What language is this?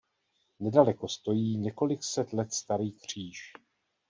Czech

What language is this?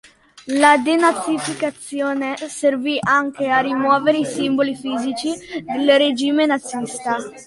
Italian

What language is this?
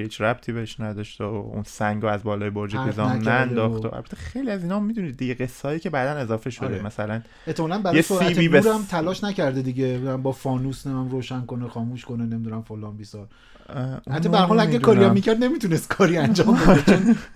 Persian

